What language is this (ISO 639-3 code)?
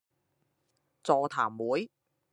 zho